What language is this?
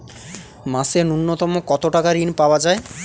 Bangla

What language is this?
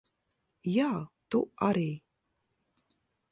Latvian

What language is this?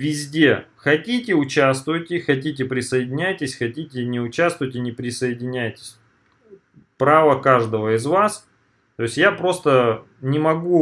Russian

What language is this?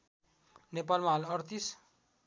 Nepali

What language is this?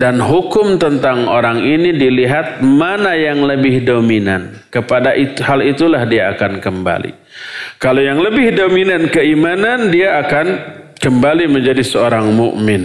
Indonesian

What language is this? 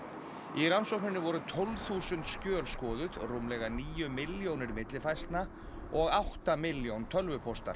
Icelandic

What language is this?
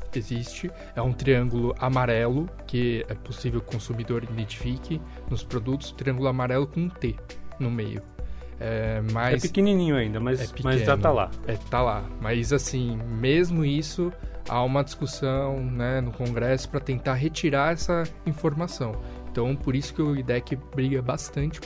Portuguese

